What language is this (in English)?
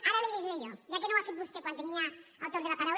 Catalan